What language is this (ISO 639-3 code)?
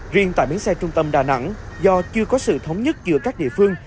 vie